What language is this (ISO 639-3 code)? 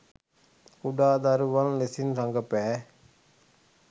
sin